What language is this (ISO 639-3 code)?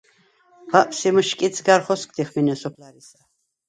sva